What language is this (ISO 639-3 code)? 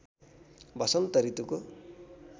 nep